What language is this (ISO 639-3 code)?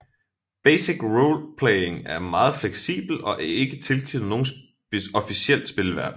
dan